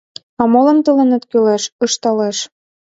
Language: Mari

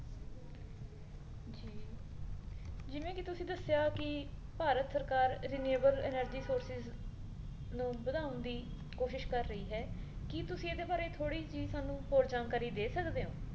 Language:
Punjabi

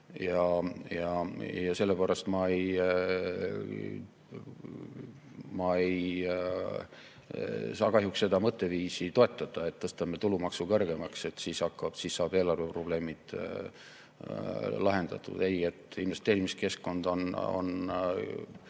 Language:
Estonian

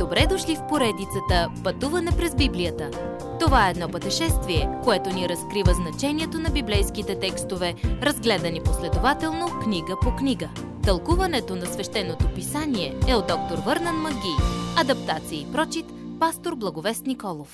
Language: Bulgarian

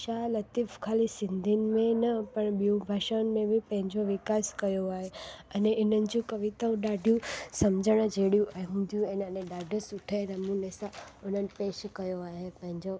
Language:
Sindhi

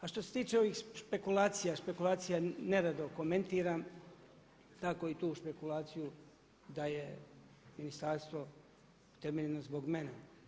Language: Croatian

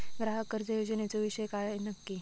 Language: Marathi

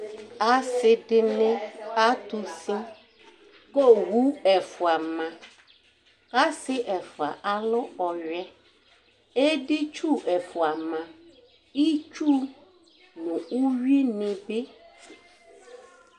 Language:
Ikposo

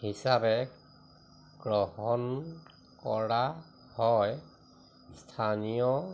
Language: Assamese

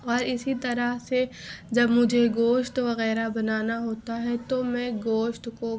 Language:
Urdu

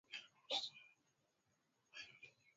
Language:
Swahili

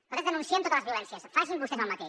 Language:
Catalan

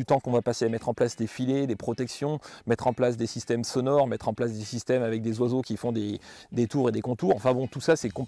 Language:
French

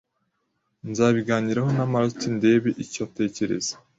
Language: Kinyarwanda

